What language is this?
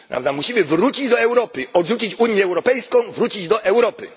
Polish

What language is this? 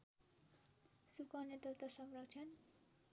Nepali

